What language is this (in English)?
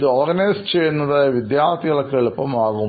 Malayalam